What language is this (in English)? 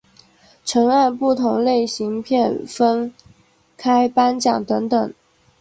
Chinese